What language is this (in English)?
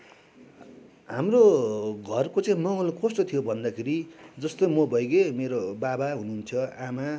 Nepali